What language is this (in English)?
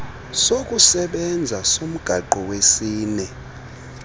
Xhosa